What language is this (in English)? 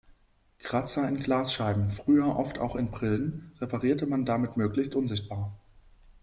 German